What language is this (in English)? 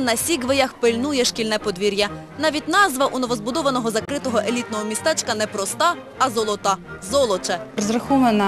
Ukrainian